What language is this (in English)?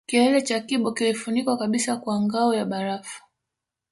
Swahili